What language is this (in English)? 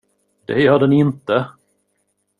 Swedish